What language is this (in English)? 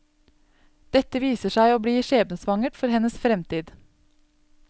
Norwegian